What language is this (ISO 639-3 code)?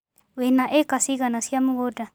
kik